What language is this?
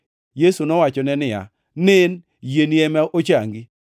Luo (Kenya and Tanzania)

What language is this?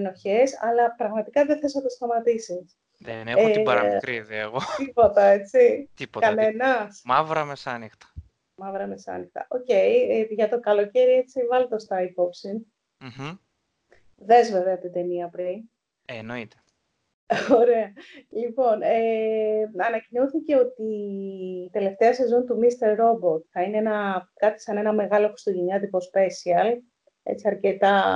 Greek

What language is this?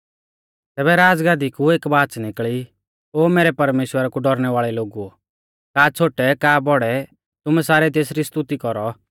Mahasu Pahari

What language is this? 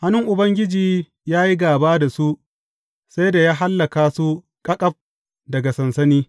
Hausa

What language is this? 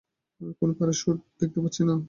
Bangla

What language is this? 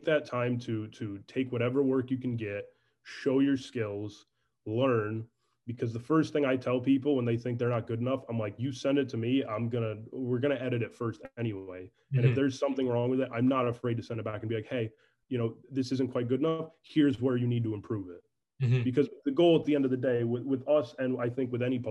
English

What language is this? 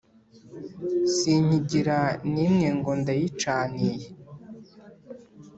Kinyarwanda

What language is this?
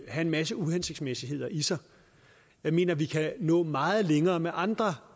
Danish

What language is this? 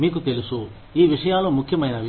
Telugu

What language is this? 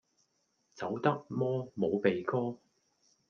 Cantonese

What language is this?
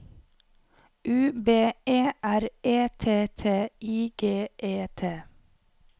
Norwegian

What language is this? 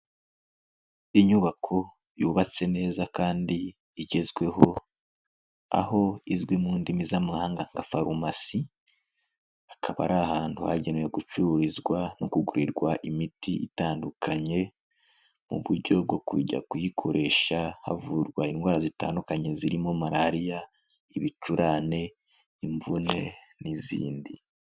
Kinyarwanda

